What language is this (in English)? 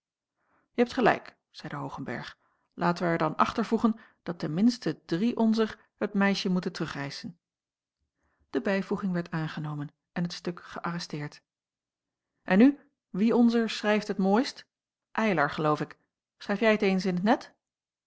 Dutch